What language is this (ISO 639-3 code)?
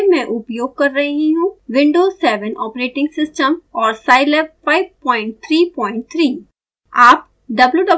hin